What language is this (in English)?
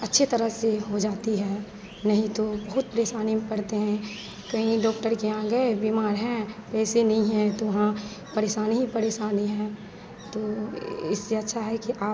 Hindi